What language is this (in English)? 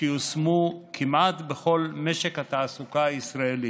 Hebrew